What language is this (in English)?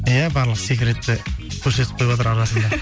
Kazakh